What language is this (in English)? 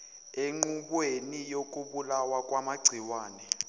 Zulu